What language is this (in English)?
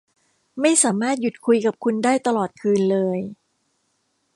Thai